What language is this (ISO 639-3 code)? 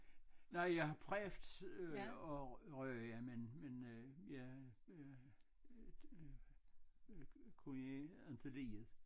dan